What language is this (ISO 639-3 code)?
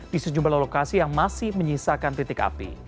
ind